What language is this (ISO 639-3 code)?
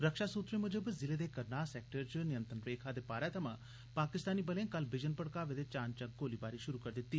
doi